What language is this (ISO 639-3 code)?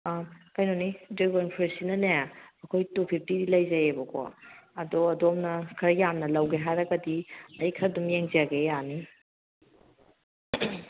mni